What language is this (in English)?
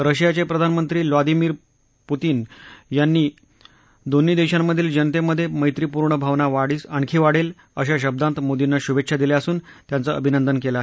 Marathi